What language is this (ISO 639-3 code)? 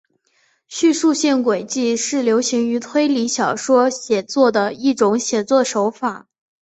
zho